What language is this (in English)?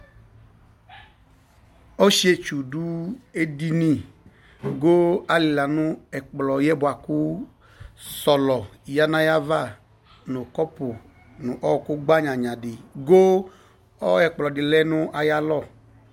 Ikposo